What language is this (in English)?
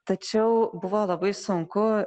Lithuanian